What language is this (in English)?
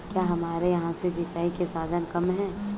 Hindi